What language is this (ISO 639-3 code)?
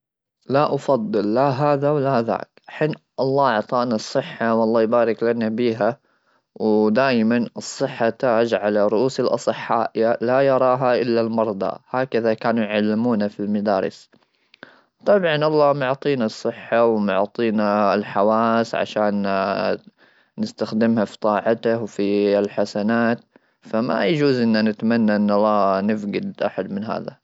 afb